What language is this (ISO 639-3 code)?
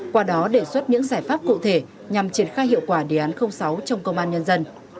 vie